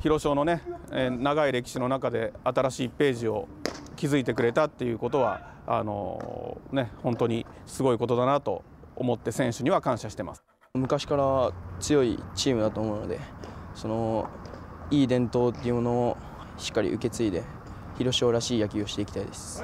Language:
Japanese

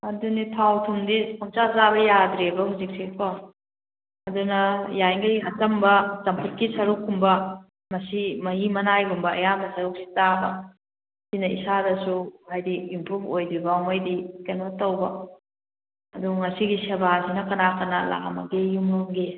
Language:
Manipuri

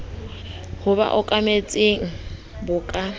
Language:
Southern Sotho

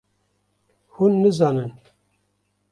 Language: Kurdish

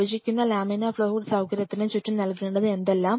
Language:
Malayalam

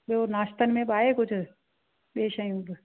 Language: Sindhi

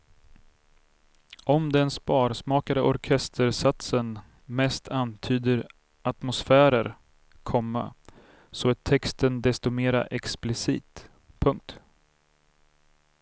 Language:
Swedish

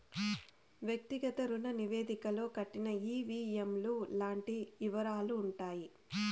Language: Telugu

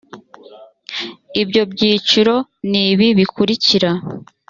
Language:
Kinyarwanda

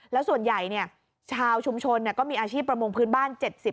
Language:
Thai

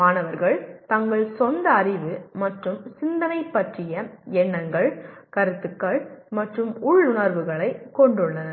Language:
Tamil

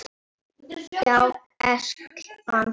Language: Icelandic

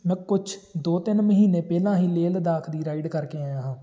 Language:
Punjabi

